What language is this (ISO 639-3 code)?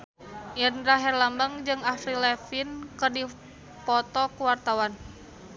sun